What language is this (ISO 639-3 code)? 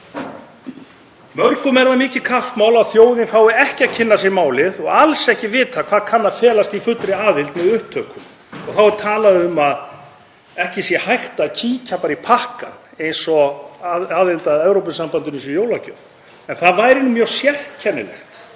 isl